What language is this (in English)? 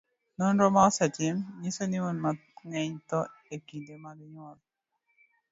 Luo (Kenya and Tanzania)